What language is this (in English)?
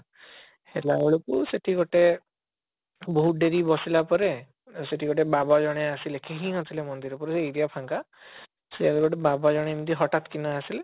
Odia